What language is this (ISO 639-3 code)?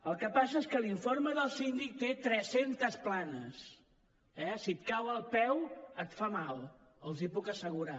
cat